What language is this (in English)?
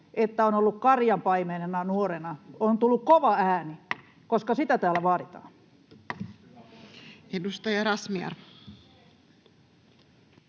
Finnish